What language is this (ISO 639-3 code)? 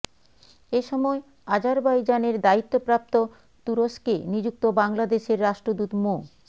ben